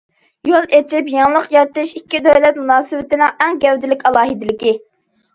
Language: Uyghur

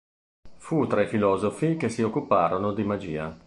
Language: Italian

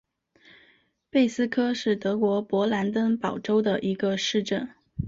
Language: Chinese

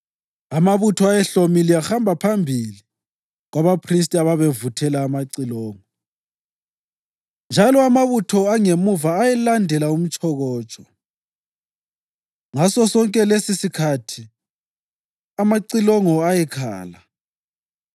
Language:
North Ndebele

